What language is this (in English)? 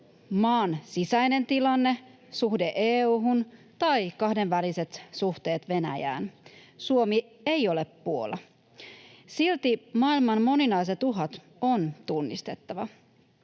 Finnish